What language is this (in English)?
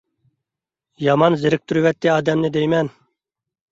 Uyghur